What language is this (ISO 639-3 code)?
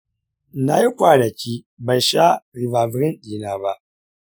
hau